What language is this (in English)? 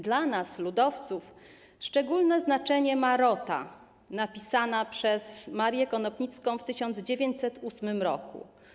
Polish